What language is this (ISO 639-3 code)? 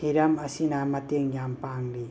mni